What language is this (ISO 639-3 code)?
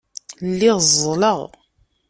kab